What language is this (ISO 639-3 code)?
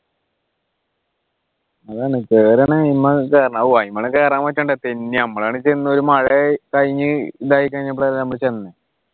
mal